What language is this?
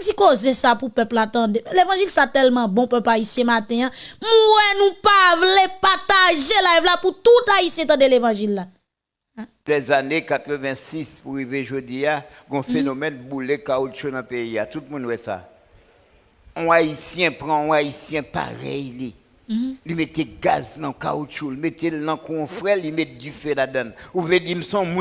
French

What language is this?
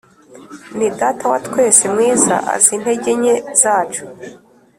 Kinyarwanda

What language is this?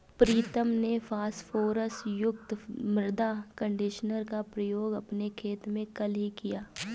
Hindi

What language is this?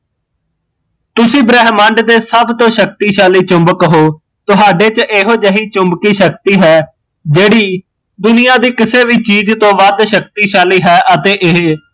Punjabi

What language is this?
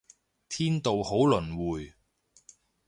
Cantonese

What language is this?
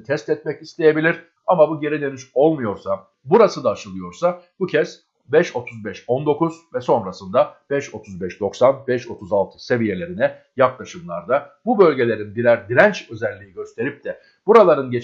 Turkish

